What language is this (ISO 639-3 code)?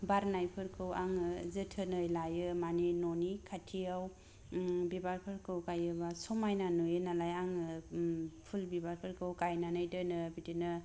brx